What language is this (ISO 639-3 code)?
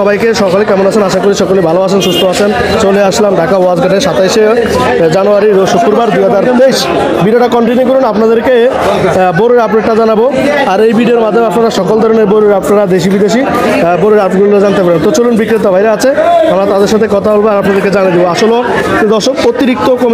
pol